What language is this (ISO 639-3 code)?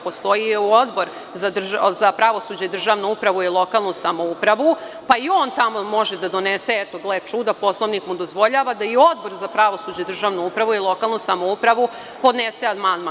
srp